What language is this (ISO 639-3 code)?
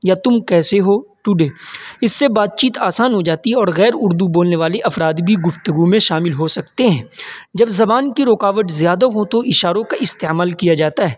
urd